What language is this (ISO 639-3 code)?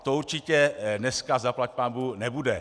ces